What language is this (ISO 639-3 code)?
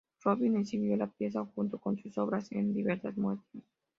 spa